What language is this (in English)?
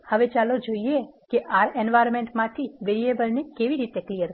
Gujarati